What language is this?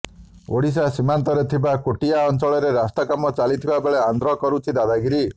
Odia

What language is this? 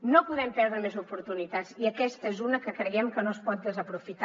Catalan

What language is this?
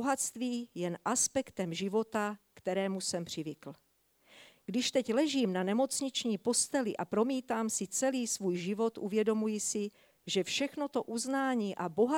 Czech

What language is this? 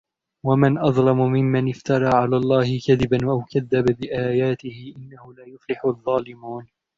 Arabic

